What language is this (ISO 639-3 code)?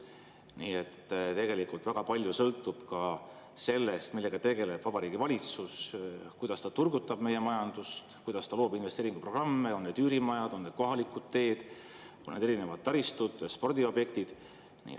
est